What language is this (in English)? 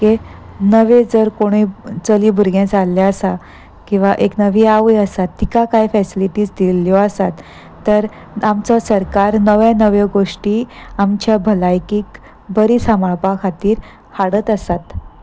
Konkani